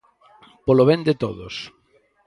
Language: Galician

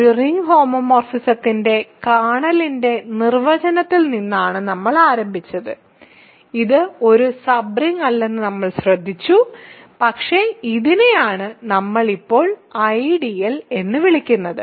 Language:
Malayalam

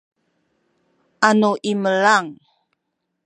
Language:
Sakizaya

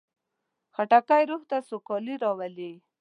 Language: Pashto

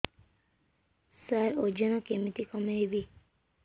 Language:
Odia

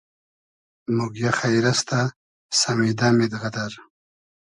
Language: Hazaragi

